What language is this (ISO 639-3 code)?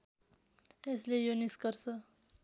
nep